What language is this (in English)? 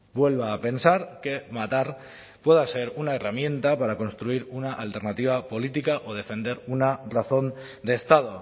Spanish